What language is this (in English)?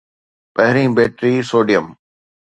Sindhi